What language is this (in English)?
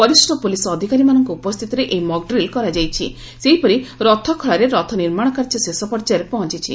Odia